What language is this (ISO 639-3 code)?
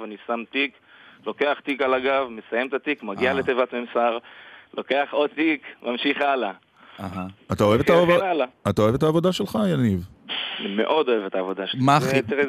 heb